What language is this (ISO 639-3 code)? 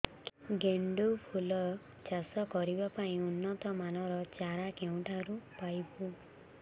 ori